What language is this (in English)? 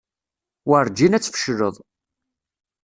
Kabyle